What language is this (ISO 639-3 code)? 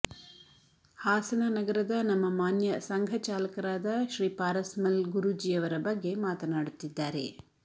kan